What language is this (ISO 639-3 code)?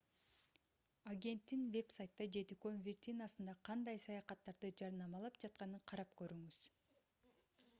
kir